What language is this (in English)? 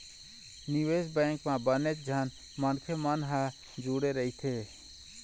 Chhattisgarhi